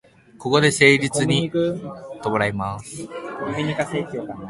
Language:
Japanese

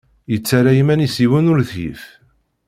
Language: Kabyle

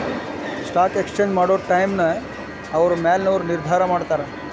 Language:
Kannada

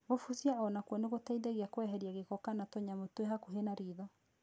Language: Kikuyu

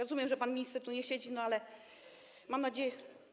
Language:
Polish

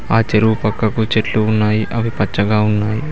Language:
Telugu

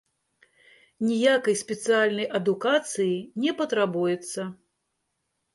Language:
Belarusian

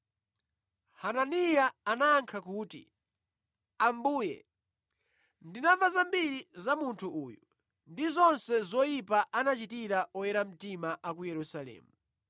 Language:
Nyanja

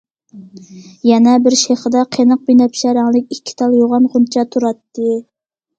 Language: Uyghur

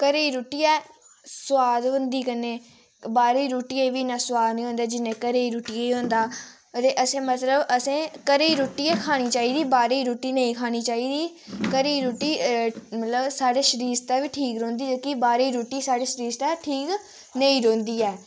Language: Dogri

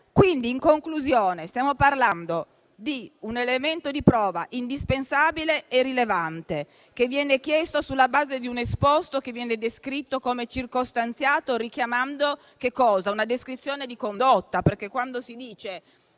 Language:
Italian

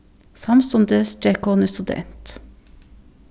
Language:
Faroese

